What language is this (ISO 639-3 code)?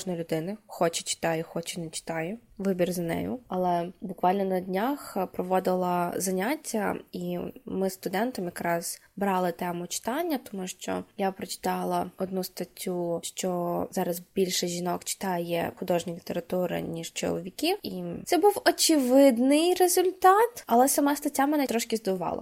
ukr